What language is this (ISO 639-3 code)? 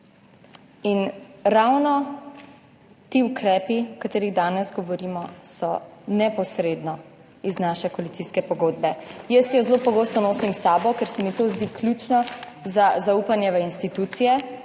slv